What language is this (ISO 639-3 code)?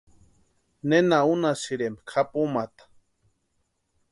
pua